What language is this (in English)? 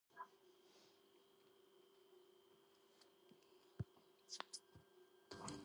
Georgian